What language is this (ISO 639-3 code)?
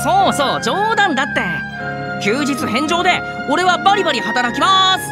jpn